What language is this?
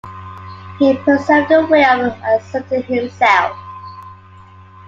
English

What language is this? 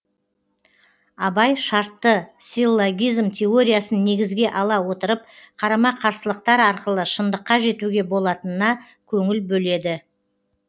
Kazakh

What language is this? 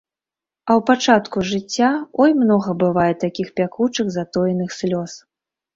Belarusian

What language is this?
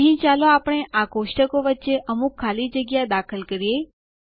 Gujarati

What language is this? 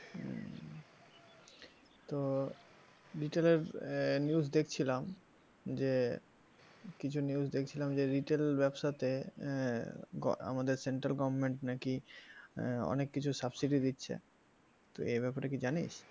Bangla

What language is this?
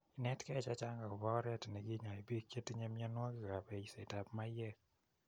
Kalenjin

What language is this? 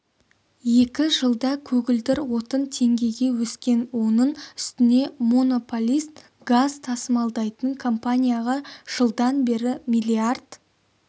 Kazakh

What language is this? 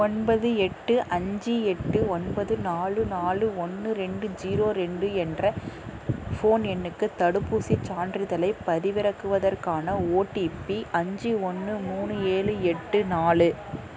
Tamil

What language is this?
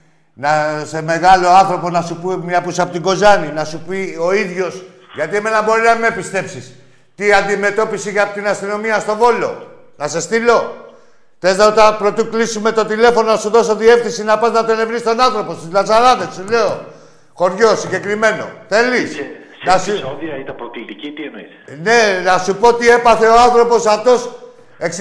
Greek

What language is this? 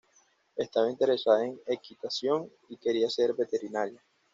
Spanish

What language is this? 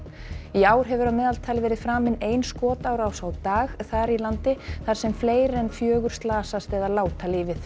Icelandic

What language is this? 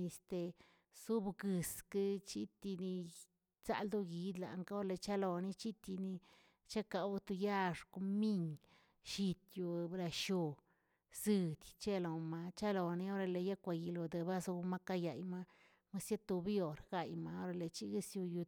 Tilquiapan Zapotec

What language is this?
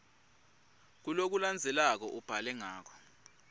Swati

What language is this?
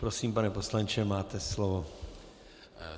Czech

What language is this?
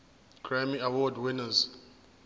Zulu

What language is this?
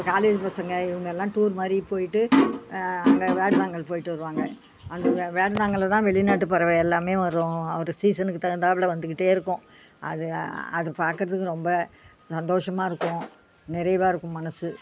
Tamil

